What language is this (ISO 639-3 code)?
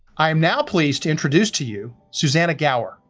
eng